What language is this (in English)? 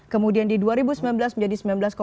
Indonesian